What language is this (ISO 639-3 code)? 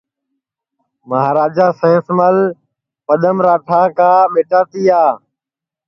ssi